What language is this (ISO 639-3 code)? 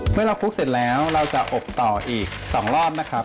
tha